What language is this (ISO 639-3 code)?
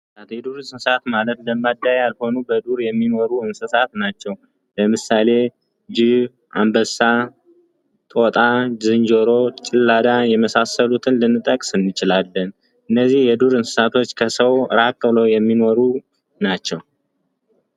amh